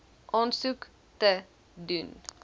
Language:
Afrikaans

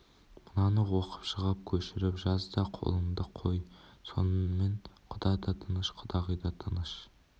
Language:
Kazakh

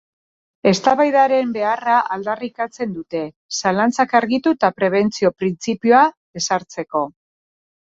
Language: Basque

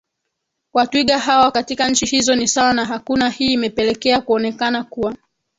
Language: Swahili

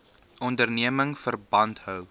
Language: Afrikaans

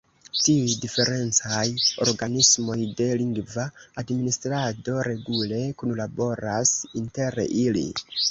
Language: Esperanto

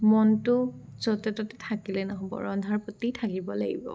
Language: Assamese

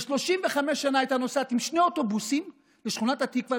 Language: Hebrew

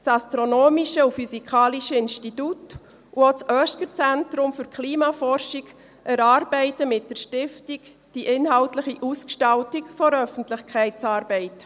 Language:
Swiss German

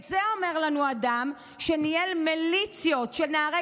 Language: Hebrew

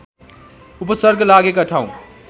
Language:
Nepali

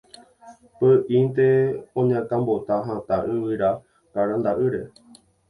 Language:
Guarani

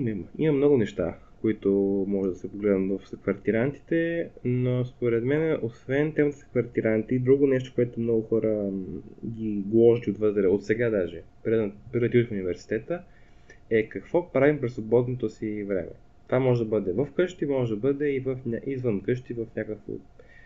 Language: Bulgarian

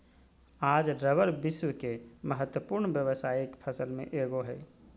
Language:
Magahi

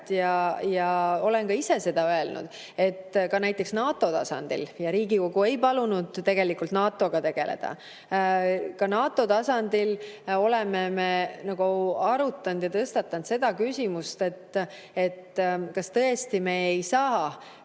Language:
Estonian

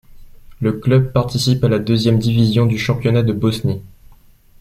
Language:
French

